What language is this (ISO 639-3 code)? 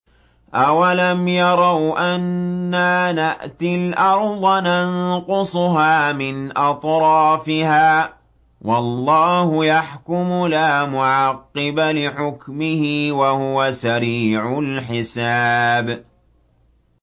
ara